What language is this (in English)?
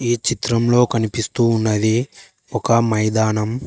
Telugu